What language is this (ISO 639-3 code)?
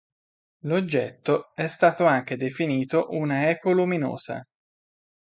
ita